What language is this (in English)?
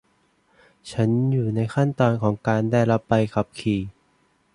Thai